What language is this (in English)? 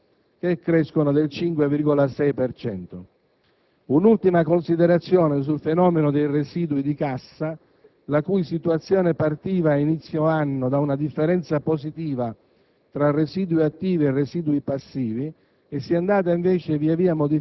Italian